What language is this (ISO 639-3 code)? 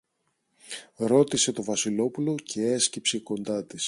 ell